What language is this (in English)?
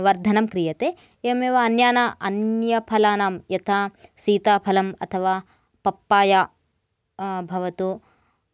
Sanskrit